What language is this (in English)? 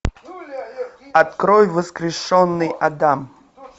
Russian